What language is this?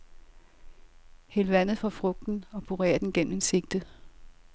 Danish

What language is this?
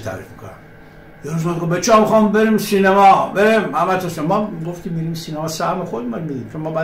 Persian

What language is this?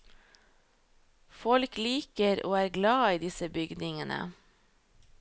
Norwegian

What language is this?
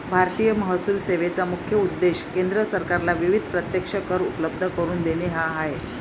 Marathi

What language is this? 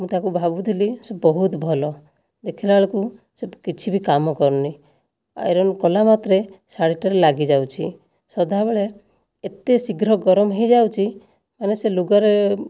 Odia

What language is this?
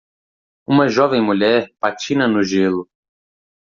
Portuguese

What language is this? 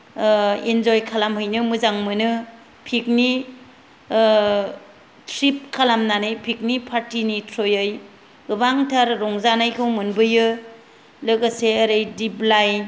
Bodo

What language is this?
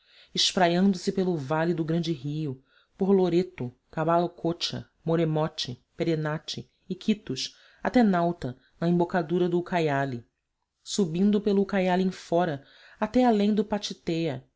Portuguese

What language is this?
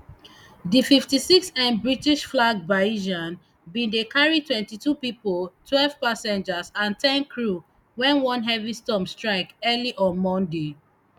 Nigerian Pidgin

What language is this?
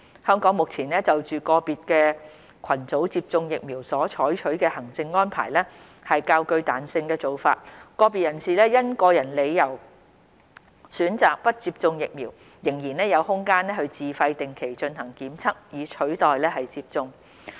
Cantonese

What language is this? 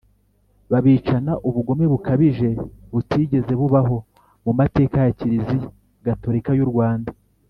Kinyarwanda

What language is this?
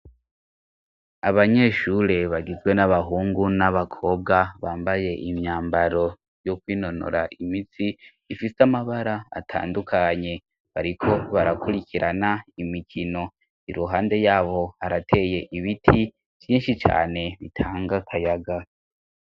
Rundi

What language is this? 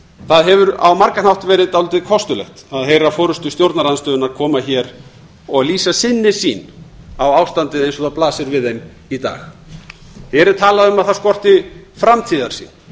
Icelandic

